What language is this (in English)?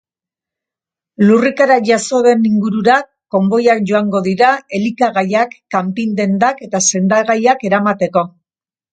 Basque